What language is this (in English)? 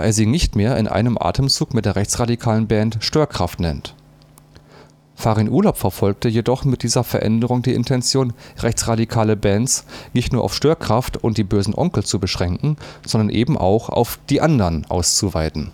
German